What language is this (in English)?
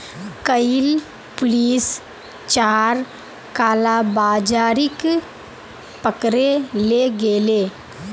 Magahi